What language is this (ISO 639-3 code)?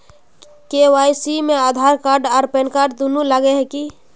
mag